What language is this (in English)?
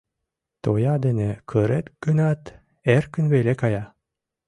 Mari